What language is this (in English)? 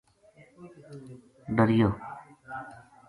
Gujari